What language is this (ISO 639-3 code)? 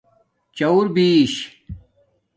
dmk